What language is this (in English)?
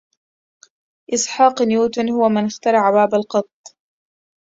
Arabic